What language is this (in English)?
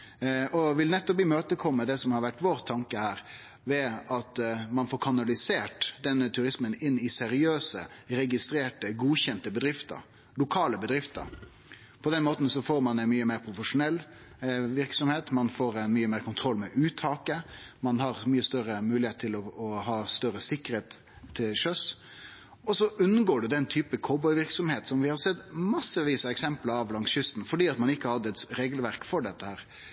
Norwegian Nynorsk